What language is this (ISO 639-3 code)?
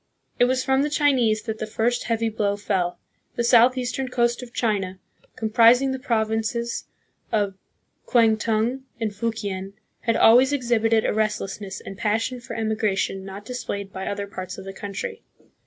eng